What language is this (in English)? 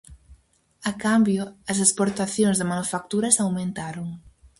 Galician